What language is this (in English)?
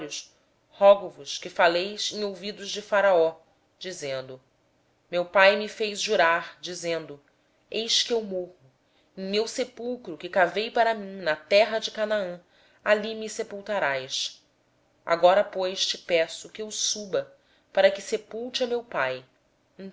Portuguese